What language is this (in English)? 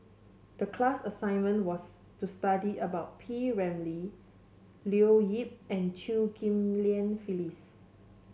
English